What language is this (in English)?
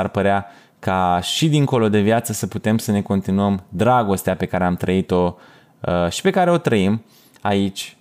Romanian